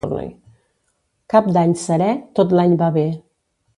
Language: Catalan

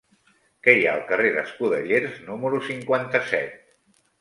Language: Catalan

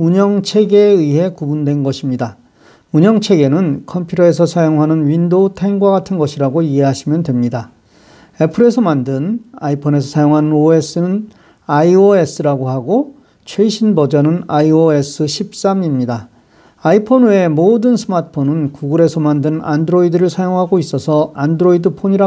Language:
Korean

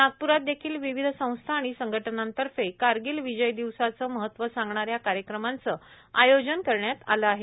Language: Marathi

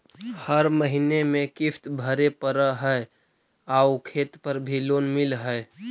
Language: Magahi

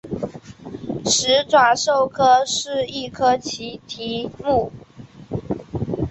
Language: Chinese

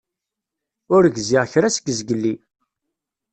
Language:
Kabyle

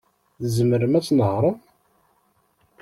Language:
Kabyle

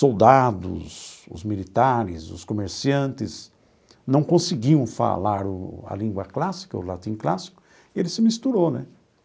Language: Portuguese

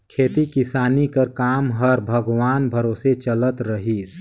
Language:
Chhattisgarhi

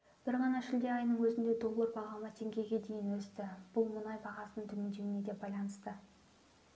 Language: Kazakh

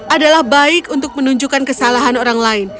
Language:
Indonesian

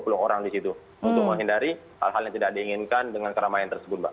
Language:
Indonesian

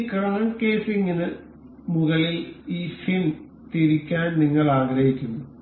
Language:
Malayalam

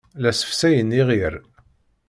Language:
Kabyle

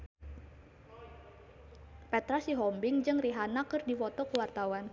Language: Sundanese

